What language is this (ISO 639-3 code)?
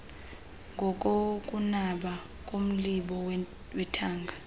xho